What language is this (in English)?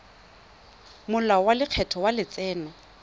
Tswana